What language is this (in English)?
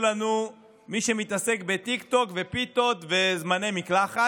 Hebrew